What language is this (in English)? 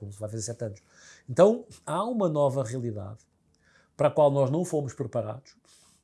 Portuguese